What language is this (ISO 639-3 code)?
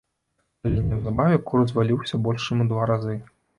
bel